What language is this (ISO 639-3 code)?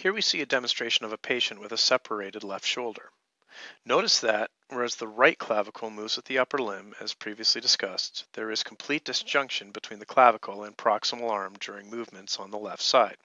eng